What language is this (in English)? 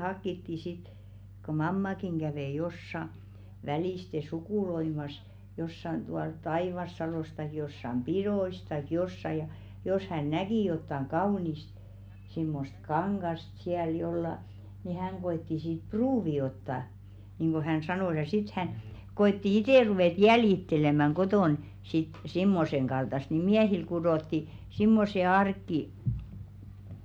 Finnish